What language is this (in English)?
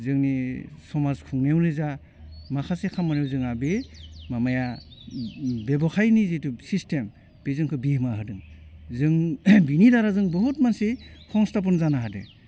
Bodo